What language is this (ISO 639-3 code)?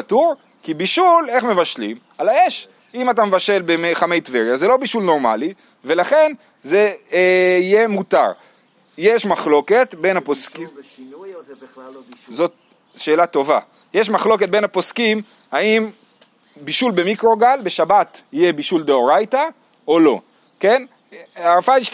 heb